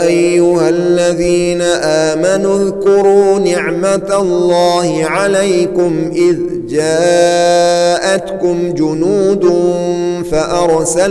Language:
Arabic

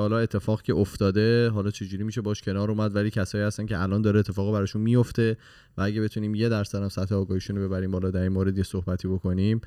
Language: Persian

